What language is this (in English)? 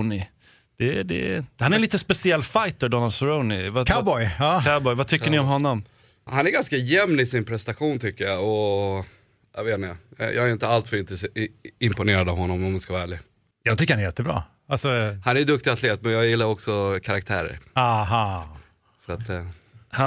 Swedish